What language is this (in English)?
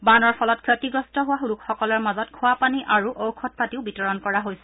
Assamese